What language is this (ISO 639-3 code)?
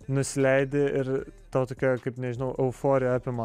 lit